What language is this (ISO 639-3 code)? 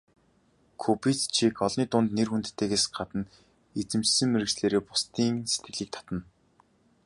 mon